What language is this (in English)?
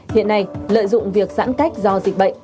Vietnamese